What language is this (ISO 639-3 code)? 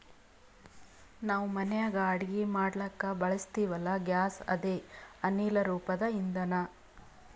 kan